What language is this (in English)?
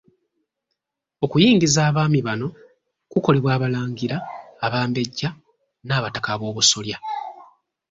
Ganda